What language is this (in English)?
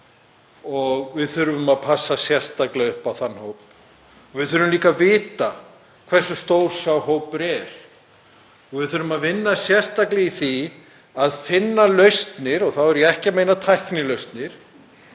Icelandic